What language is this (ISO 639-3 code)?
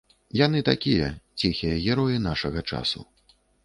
bel